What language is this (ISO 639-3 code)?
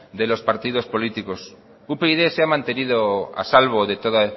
spa